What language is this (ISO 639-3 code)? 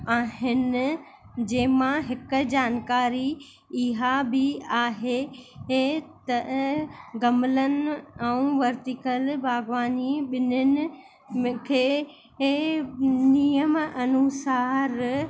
snd